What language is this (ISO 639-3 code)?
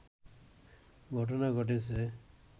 ben